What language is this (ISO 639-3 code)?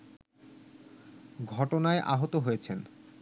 ben